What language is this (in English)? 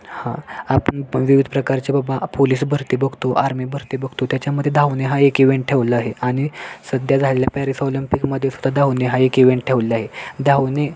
Marathi